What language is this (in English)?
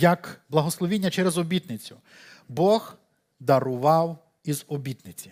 Ukrainian